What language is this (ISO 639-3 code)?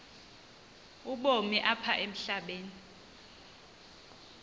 xho